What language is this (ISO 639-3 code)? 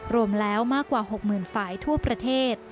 tha